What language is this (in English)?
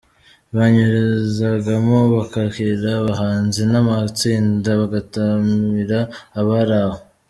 Kinyarwanda